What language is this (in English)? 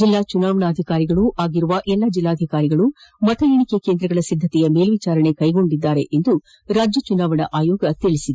Kannada